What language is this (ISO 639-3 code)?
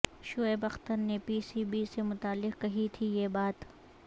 urd